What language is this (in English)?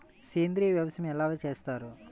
Telugu